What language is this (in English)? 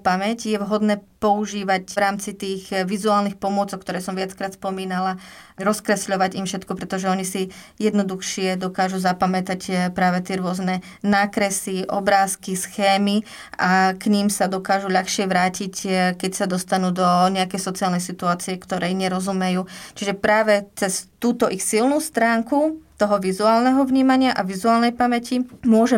Slovak